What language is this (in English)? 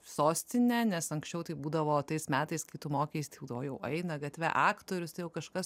Lithuanian